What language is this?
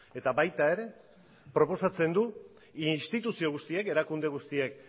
Basque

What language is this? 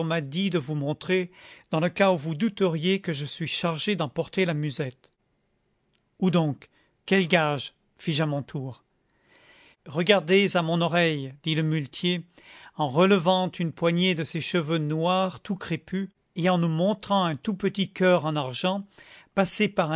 French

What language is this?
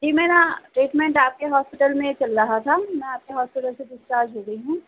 Urdu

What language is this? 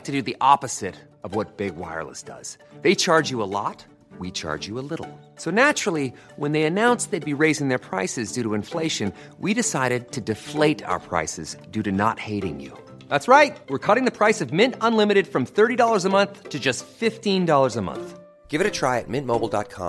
Filipino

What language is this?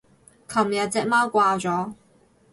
Cantonese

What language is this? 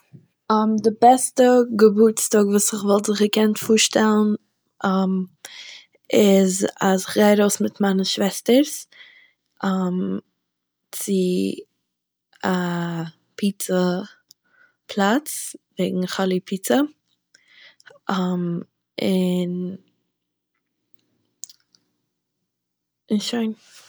Yiddish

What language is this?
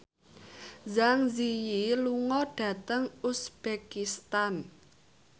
Javanese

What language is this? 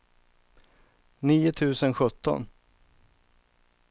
Swedish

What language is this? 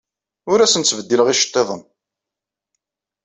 Kabyle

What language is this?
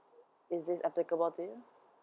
English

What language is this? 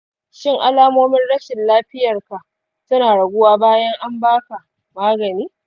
Hausa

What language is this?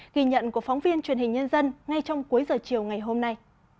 Vietnamese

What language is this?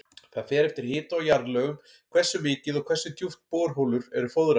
Icelandic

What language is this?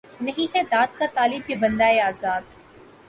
Urdu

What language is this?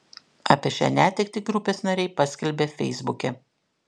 Lithuanian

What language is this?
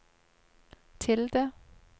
Norwegian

